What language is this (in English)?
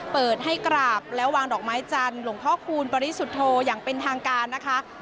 Thai